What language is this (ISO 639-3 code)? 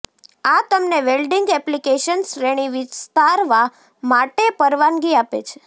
guj